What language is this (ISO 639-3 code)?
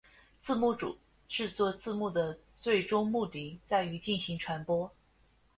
zho